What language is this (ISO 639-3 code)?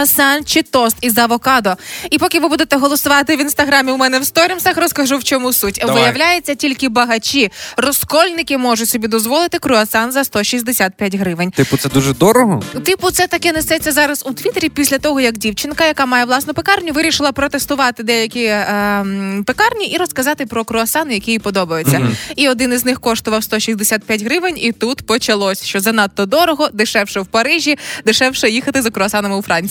ukr